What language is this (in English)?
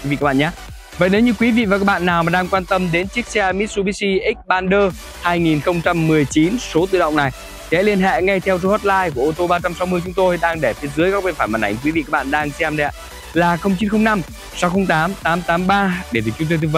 Vietnamese